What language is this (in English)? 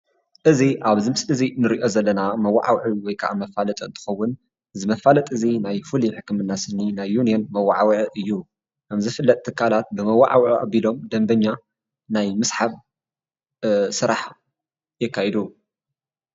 Tigrinya